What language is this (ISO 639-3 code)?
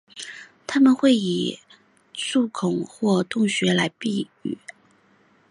zho